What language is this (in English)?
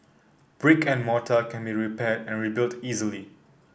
English